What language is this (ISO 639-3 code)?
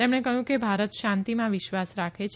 guj